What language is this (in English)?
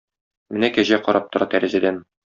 Tatar